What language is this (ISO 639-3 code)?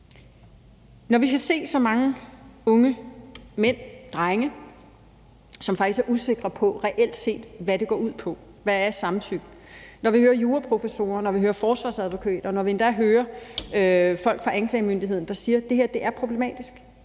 dan